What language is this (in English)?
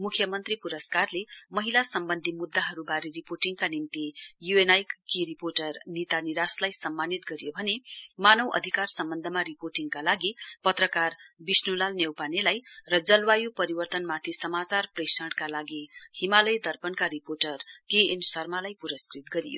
Nepali